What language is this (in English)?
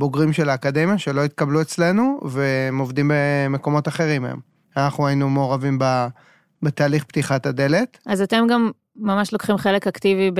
Hebrew